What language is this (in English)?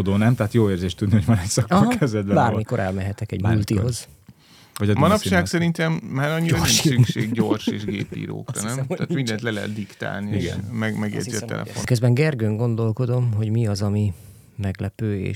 Hungarian